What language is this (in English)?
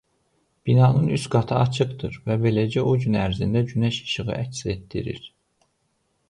Azerbaijani